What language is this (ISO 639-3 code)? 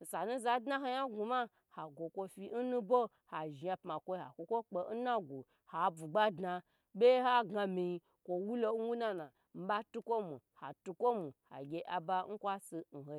gbr